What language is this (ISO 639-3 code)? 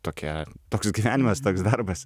lit